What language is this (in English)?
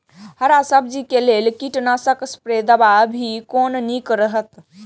Maithili